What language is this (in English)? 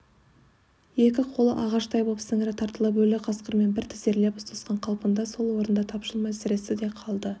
Kazakh